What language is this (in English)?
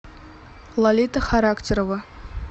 Russian